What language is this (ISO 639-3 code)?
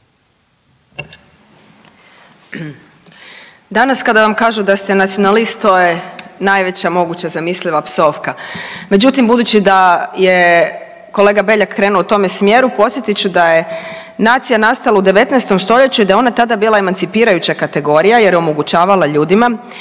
hrv